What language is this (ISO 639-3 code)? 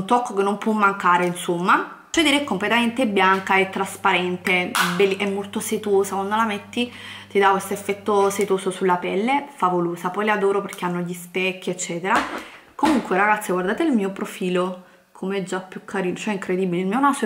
ita